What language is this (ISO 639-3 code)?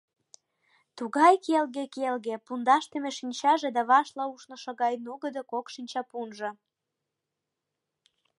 chm